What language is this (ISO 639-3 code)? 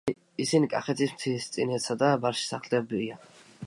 kat